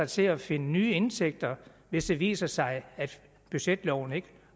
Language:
Danish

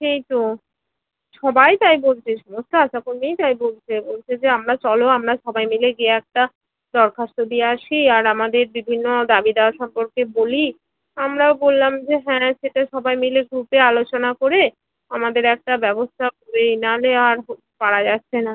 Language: Bangla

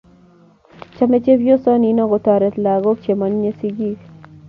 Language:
Kalenjin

